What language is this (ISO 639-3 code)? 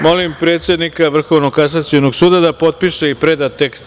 srp